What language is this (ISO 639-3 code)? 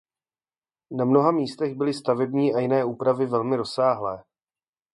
ces